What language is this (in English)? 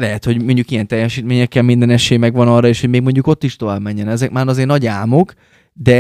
Hungarian